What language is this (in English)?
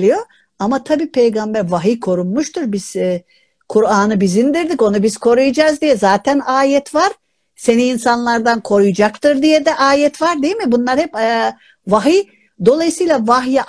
Turkish